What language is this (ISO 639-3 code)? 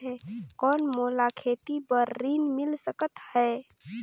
hne